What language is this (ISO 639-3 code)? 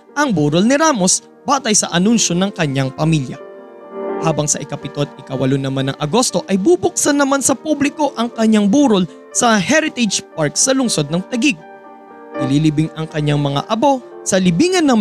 fil